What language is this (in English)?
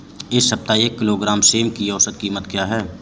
Hindi